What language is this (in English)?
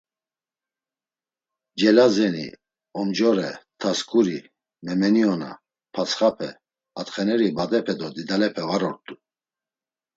Laz